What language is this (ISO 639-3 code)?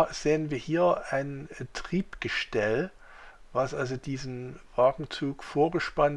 deu